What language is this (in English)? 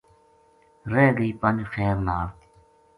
Gujari